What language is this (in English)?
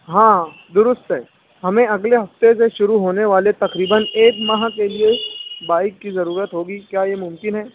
Urdu